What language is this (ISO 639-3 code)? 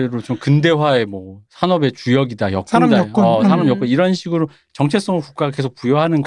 kor